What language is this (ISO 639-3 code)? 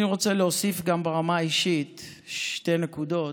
heb